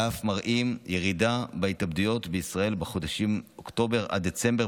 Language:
Hebrew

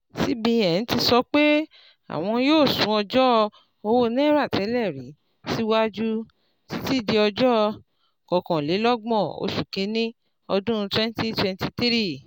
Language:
Yoruba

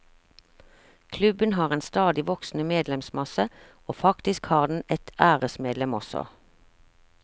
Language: Norwegian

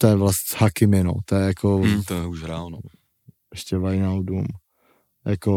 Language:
Czech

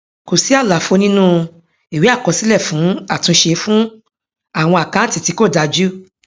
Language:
Yoruba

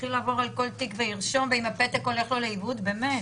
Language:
Hebrew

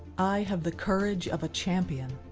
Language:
English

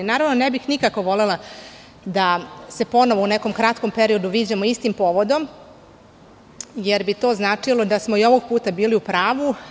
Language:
Serbian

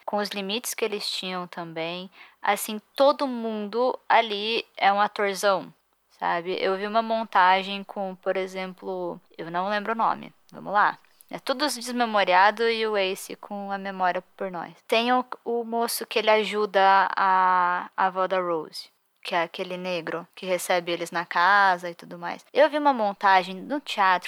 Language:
Portuguese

